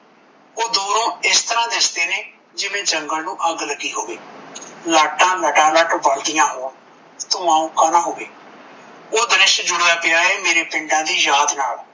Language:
Punjabi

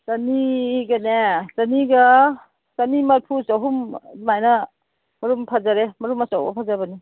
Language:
Manipuri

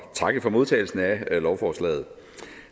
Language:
Danish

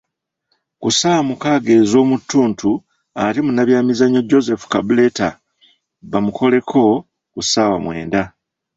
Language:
Ganda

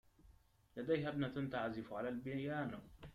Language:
Arabic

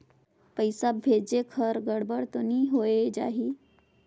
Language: Chhattisgarhi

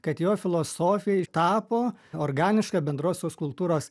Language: Lithuanian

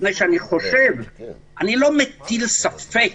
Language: Hebrew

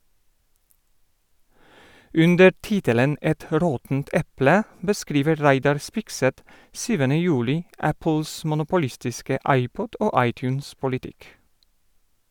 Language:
Norwegian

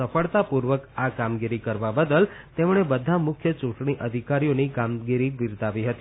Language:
Gujarati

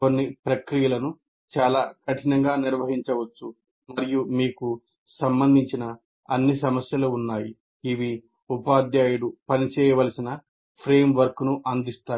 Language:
Telugu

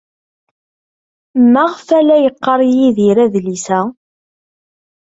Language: Kabyle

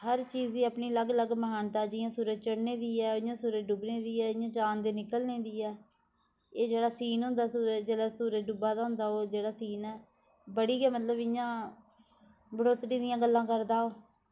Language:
Dogri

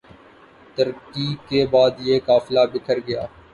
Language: Urdu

